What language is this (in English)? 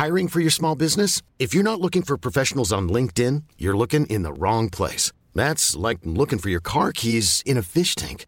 Filipino